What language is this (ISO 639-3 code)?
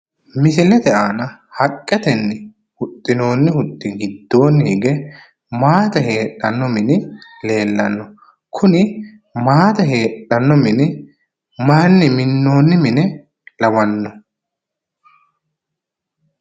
sid